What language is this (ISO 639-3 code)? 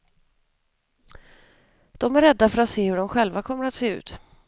swe